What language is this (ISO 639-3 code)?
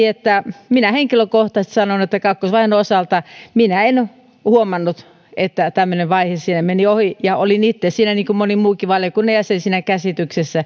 fin